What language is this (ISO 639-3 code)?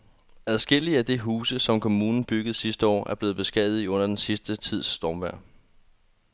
dan